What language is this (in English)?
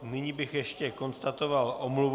Czech